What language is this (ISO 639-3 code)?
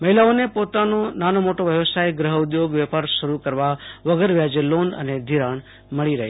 guj